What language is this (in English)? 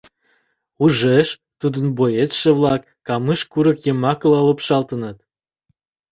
Mari